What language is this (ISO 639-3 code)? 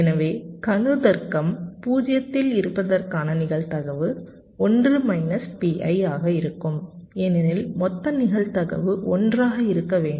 tam